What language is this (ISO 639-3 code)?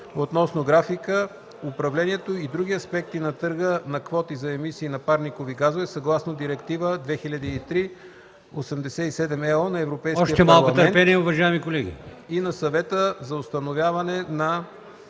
bul